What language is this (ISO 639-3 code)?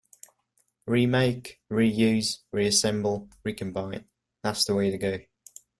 eng